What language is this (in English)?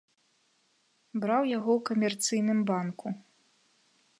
Belarusian